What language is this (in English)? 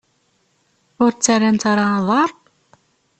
Kabyle